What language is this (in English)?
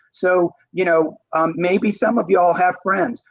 English